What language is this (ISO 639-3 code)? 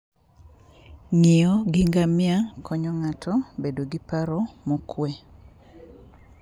luo